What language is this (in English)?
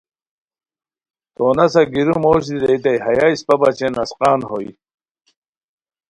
Khowar